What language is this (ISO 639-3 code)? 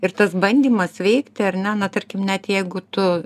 lit